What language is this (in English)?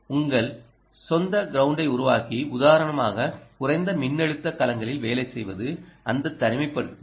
Tamil